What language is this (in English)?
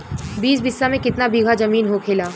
Bhojpuri